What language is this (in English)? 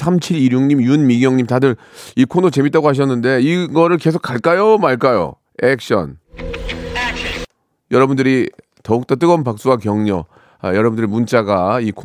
Korean